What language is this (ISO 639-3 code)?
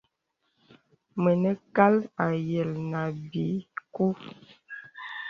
beb